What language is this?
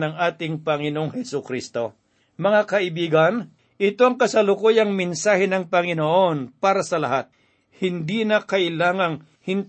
Filipino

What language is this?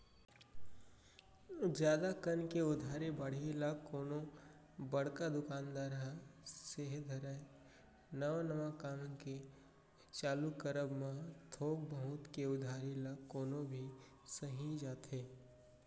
Chhattisgarhi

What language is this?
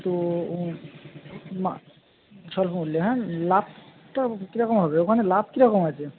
Bangla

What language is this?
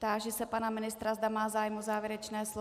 Czech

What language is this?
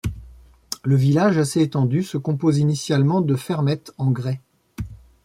French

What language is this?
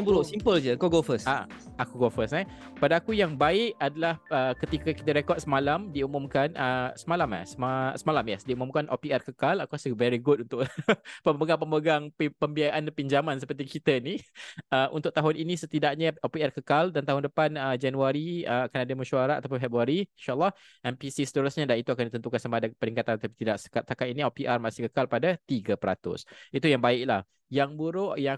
Malay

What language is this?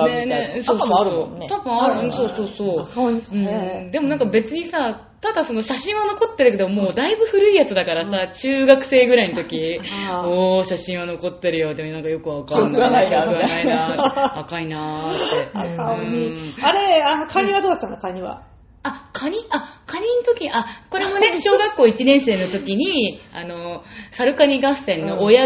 Japanese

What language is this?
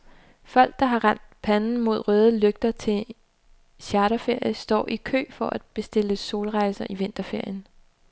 Danish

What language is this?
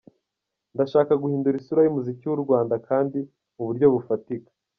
Kinyarwanda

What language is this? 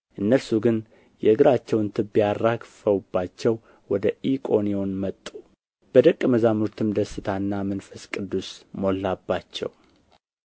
Amharic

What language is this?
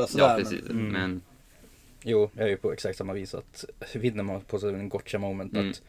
Swedish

